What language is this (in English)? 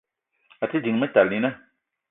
Eton (Cameroon)